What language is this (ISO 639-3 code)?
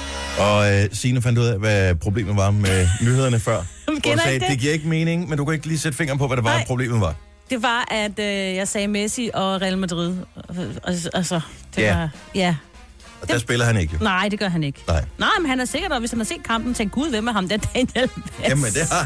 dan